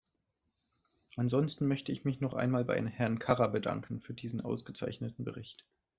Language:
German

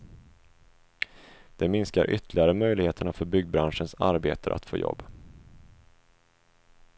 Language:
Swedish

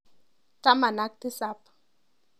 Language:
Kalenjin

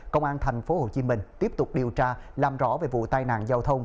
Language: Vietnamese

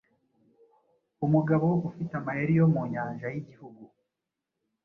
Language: Kinyarwanda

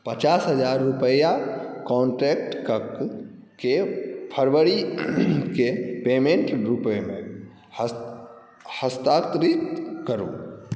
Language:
Maithili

